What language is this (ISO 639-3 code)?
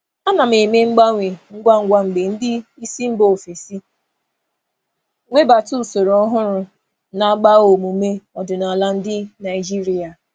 ibo